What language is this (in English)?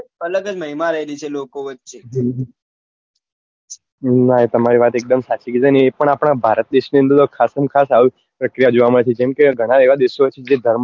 Gujarati